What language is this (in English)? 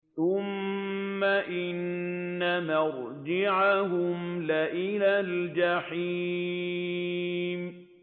Arabic